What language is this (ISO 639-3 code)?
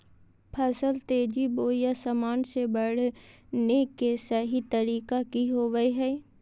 mag